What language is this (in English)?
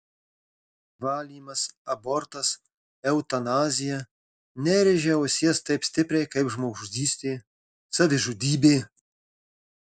Lithuanian